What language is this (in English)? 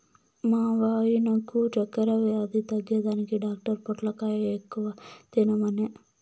Telugu